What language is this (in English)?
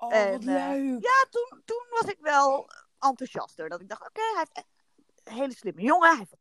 Dutch